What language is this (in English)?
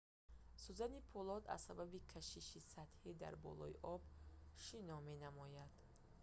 Tajik